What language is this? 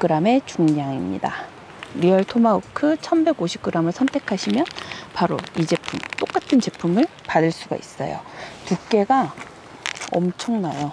Korean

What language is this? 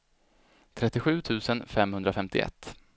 Swedish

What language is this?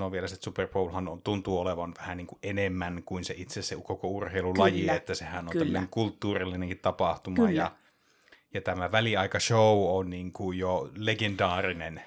Finnish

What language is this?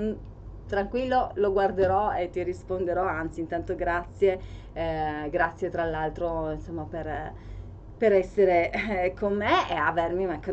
Italian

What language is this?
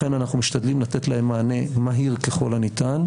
Hebrew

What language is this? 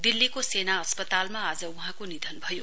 Nepali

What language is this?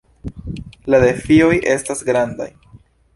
Esperanto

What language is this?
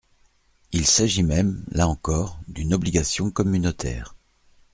French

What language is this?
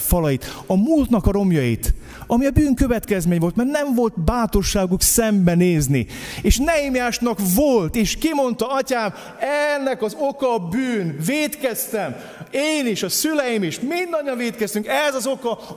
Hungarian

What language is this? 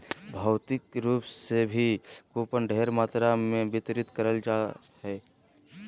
Magahi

